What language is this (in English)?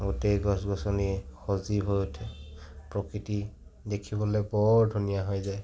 Assamese